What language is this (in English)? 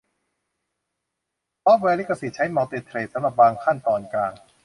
Thai